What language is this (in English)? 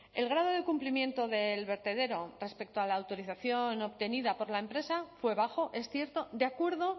Spanish